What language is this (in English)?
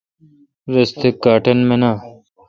Kalkoti